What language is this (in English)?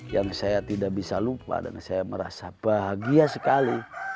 Indonesian